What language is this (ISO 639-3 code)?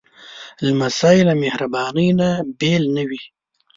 pus